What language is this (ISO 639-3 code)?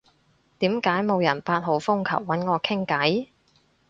yue